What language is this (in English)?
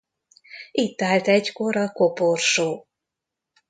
Hungarian